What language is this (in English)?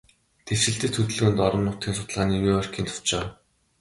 Mongolian